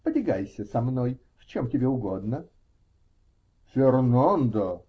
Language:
Russian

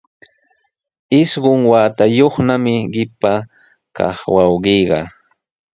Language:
Sihuas Ancash Quechua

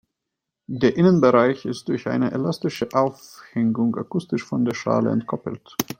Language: German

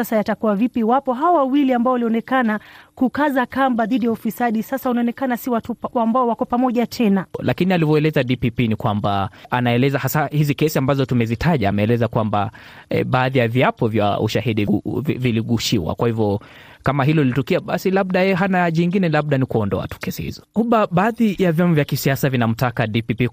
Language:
Swahili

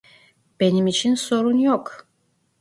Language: Turkish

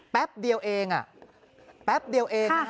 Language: Thai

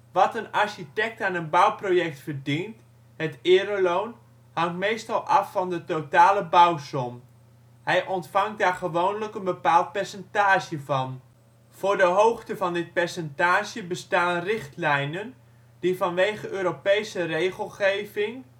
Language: Dutch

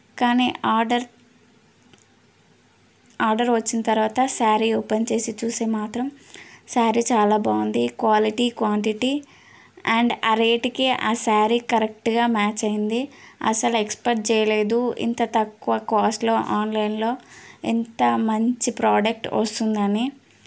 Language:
Telugu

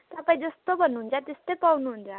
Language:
Nepali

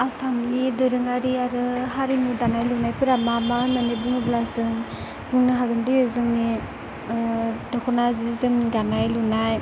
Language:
Bodo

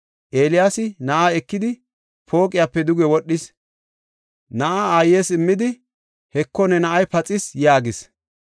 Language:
Gofa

